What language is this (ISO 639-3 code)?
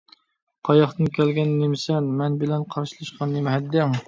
uig